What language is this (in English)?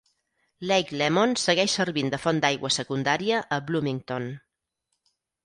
Catalan